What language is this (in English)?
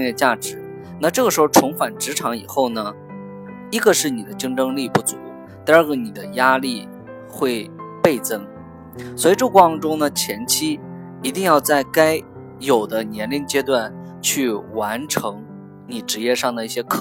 Chinese